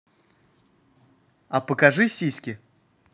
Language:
Russian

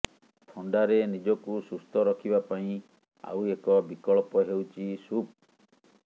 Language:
Odia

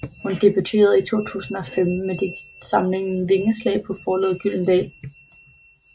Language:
Danish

